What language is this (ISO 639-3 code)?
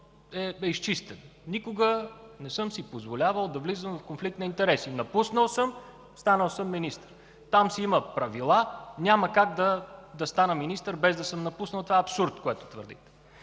bul